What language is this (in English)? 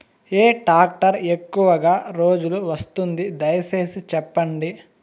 Telugu